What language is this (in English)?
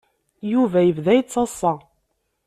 Kabyle